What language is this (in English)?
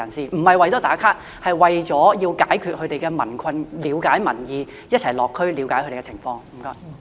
Cantonese